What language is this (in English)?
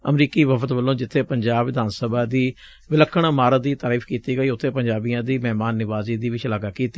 Punjabi